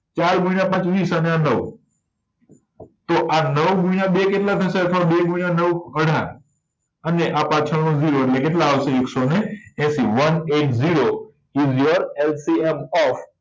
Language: Gujarati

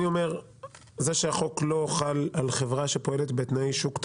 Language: Hebrew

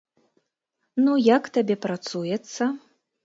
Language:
Belarusian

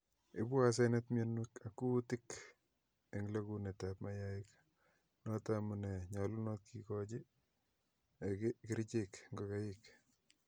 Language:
Kalenjin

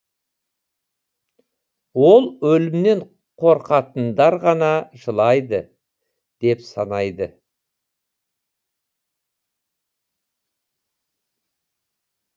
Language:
Kazakh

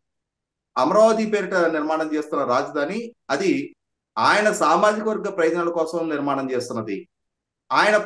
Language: Telugu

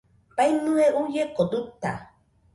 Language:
Nüpode Huitoto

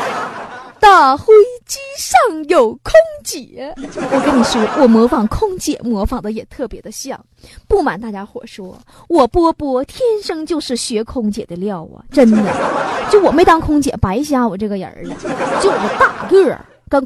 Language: Chinese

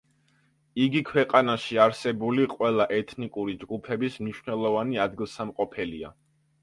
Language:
Georgian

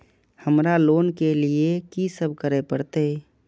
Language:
Maithili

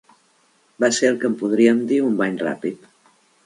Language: Catalan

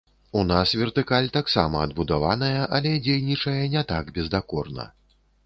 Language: Belarusian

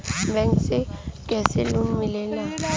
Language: Bhojpuri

